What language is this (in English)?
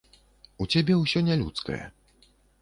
Belarusian